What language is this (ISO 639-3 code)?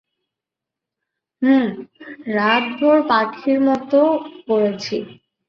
ben